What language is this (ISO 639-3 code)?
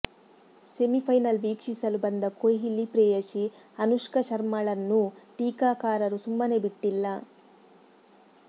kan